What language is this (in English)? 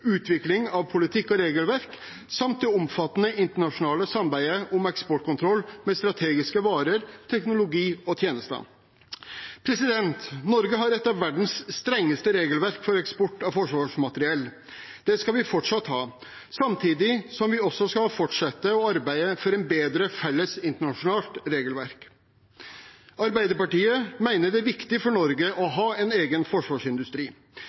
Norwegian Bokmål